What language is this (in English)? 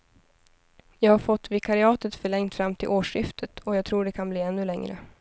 Swedish